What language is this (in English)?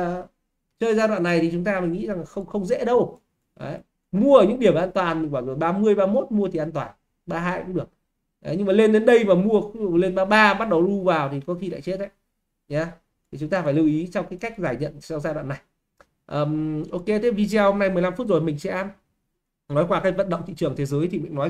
Vietnamese